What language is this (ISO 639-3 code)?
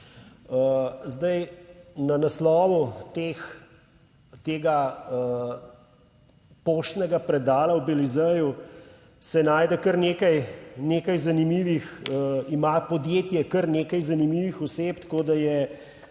slv